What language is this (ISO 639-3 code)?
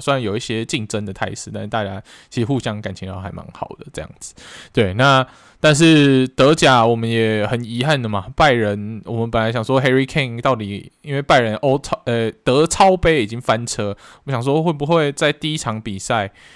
zho